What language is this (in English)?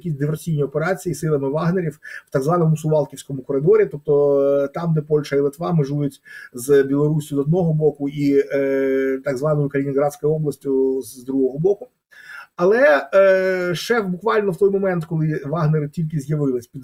Ukrainian